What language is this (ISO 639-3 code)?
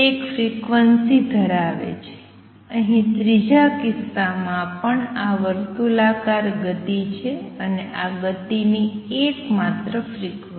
guj